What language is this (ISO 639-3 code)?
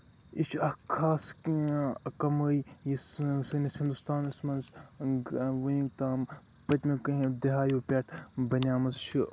kas